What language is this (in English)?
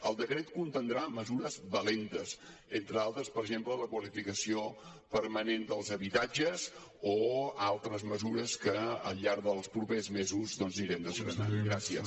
Catalan